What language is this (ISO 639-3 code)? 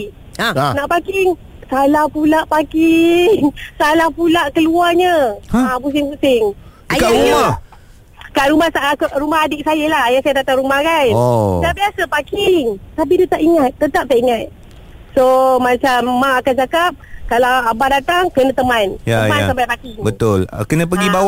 msa